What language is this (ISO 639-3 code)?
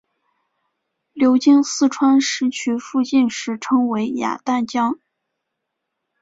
zho